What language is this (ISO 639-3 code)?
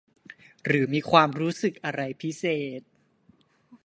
tha